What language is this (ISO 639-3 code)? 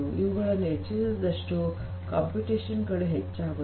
kan